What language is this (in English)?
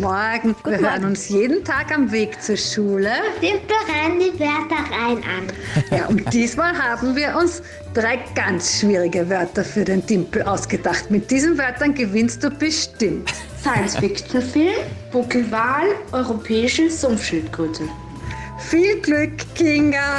German